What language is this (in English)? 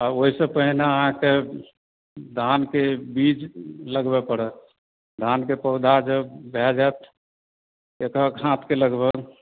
Maithili